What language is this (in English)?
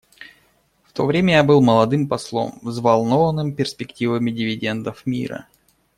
Russian